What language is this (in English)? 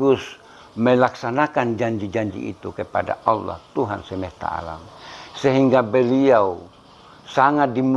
Indonesian